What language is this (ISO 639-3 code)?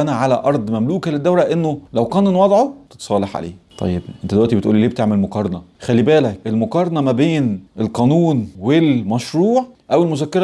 ara